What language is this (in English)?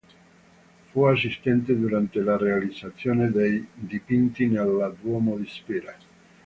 Italian